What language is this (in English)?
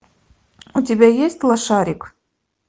Russian